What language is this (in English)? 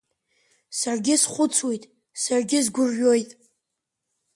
Abkhazian